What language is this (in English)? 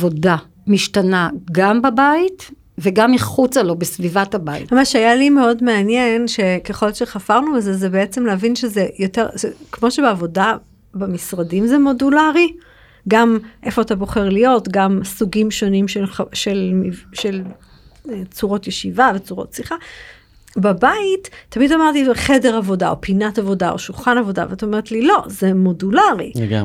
Hebrew